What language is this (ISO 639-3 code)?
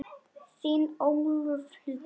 isl